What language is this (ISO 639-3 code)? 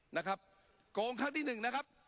tha